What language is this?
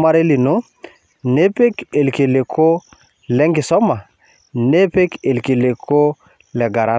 Masai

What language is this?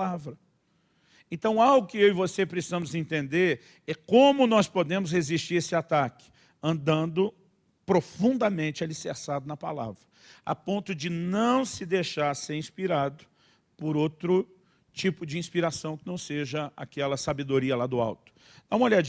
Portuguese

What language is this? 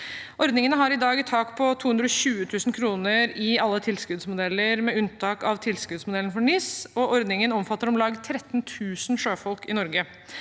Norwegian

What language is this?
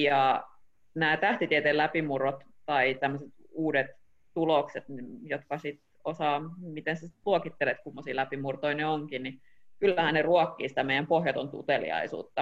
Finnish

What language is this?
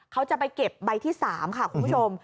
Thai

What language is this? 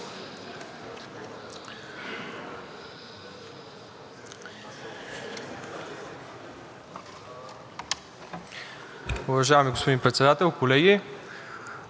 Bulgarian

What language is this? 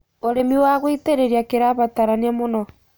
Kikuyu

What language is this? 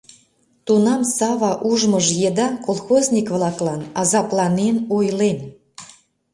Mari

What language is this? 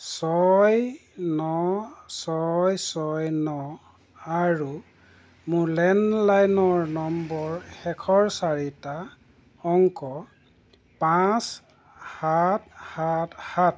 Assamese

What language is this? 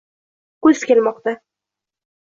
Uzbek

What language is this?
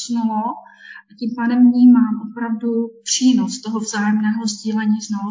Czech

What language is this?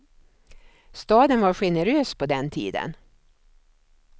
Swedish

